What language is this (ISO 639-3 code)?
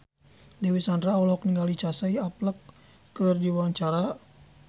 sun